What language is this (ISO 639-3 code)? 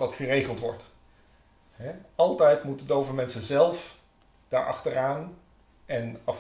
nld